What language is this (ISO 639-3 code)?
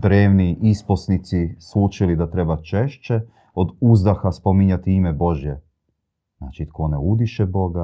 hrv